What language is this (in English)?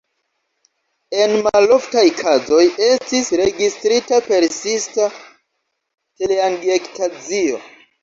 Esperanto